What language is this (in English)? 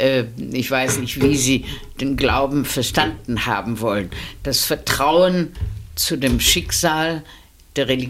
German